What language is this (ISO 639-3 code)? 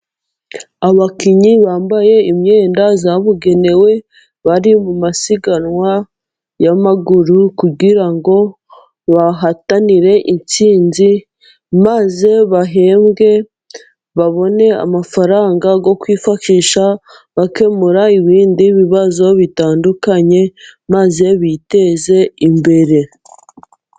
kin